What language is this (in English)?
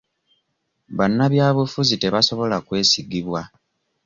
Ganda